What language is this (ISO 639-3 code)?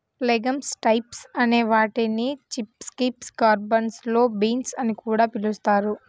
tel